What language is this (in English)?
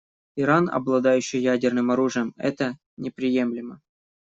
Russian